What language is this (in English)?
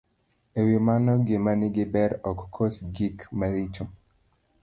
Luo (Kenya and Tanzania)